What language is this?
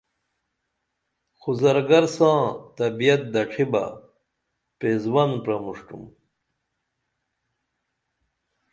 Dameli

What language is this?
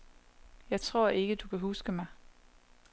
Danish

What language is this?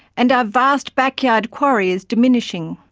English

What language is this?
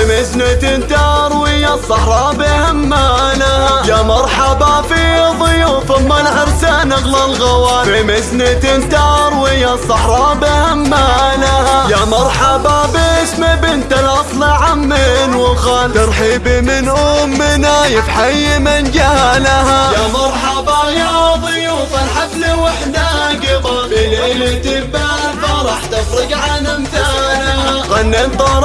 Arabic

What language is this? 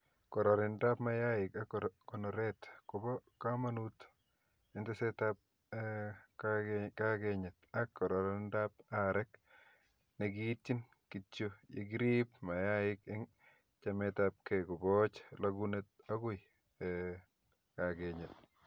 Kalenjin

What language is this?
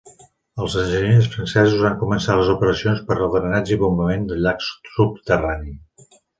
Catalan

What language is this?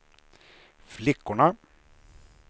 Swedish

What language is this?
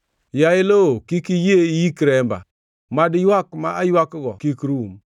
Luo (Kenya and Tanzania)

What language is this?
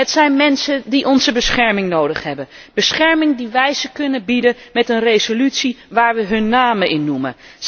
Dutch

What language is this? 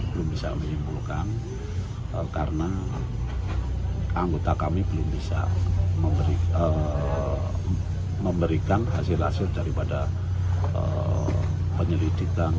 Indonesian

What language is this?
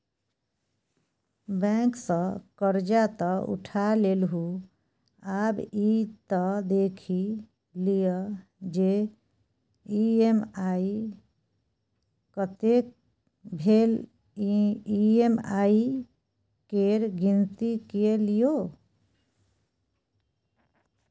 Maithili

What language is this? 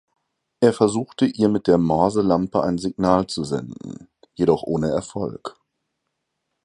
German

